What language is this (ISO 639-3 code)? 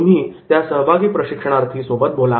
mar